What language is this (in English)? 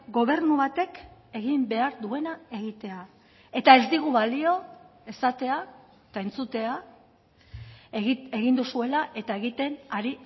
Basque